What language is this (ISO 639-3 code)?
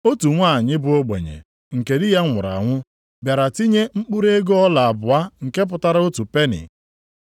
ibo